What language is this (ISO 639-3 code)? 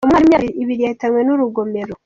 kin